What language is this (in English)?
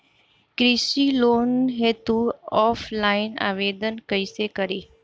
Bhojpuri